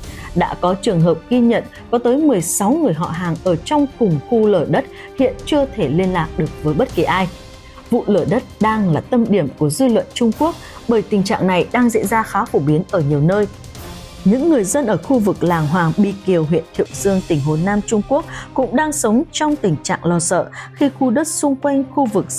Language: Vietnamese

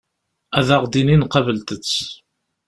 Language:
Kabyle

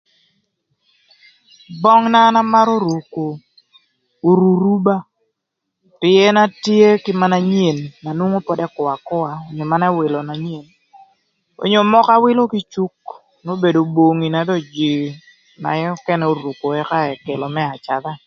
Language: Thur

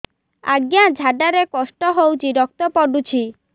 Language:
Odia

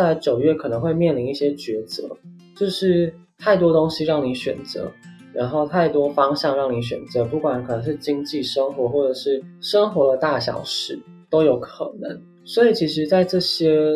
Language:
Chinese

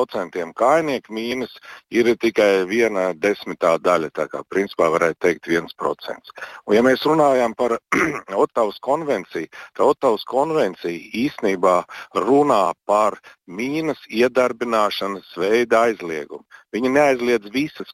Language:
Russian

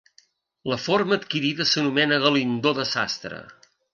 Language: Catalan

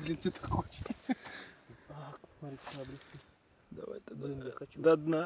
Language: Russian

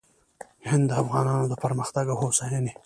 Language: Pashto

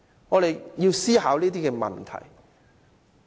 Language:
Cantonese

